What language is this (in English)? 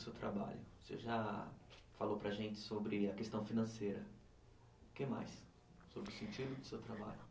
Portuguese